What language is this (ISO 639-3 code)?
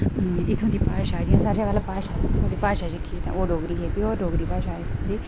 doi